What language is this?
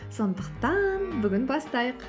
Kazakh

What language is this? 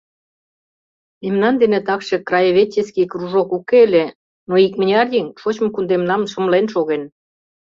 Mari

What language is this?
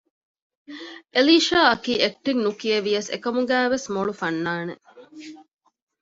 Divehi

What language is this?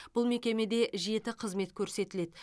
Kazakh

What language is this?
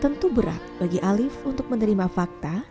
Indonesian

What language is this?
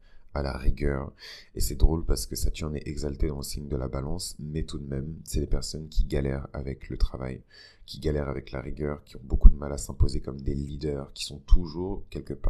French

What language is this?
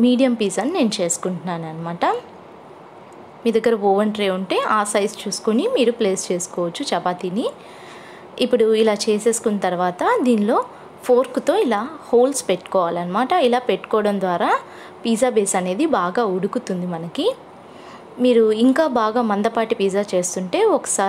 Romanian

